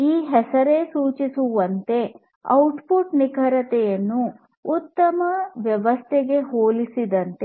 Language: Kannada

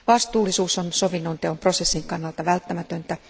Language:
Finnish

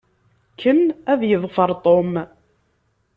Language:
Kabyle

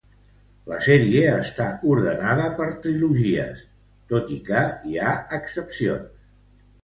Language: Catalan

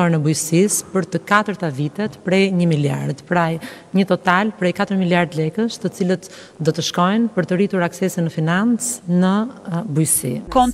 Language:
Romanian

